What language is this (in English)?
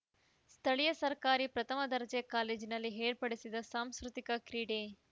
Kannada